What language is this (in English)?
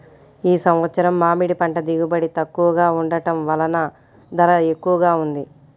Telugu